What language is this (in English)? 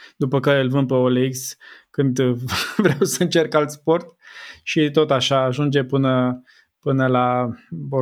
Romanian